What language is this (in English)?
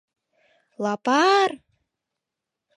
Mari